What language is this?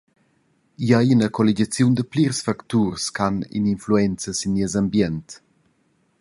Romansh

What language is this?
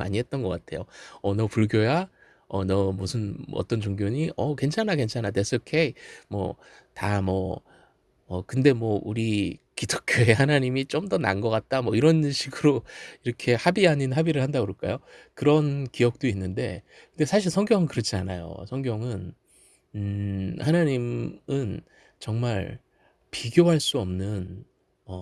Korean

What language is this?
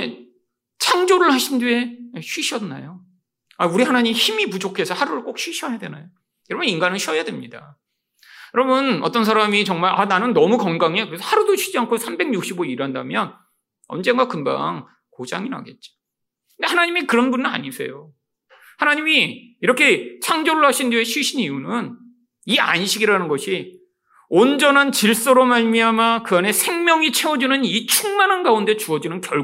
Korean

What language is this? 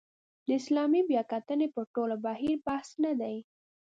Pashto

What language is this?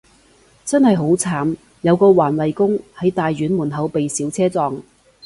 Cantonese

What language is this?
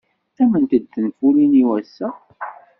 Kabyle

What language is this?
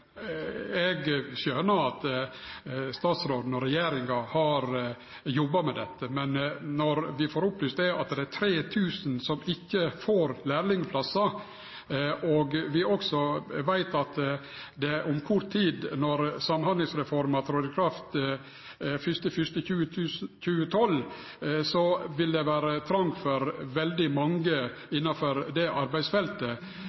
Norwegian Nynorsk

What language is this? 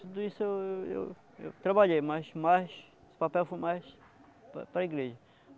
Portuguese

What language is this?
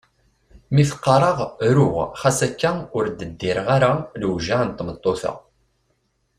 Kabyle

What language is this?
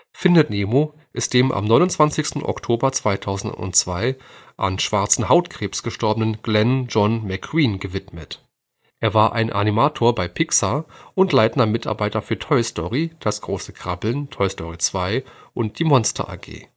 German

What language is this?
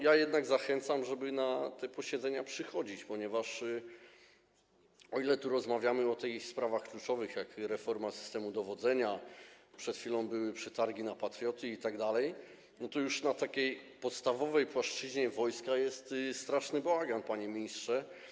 Polish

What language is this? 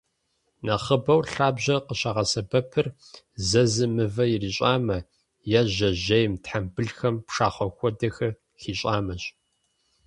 Kabardian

